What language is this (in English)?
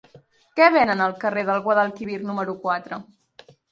Catalan